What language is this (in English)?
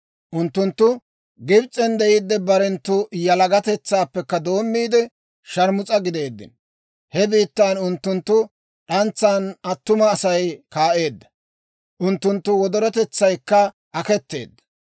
Dawro